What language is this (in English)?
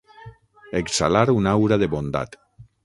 Catalan